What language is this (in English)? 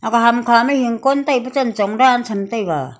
Wancho Naga